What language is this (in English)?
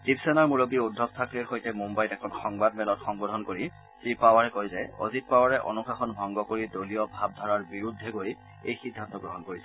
Assamese